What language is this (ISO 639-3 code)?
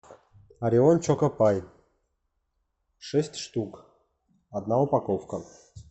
rus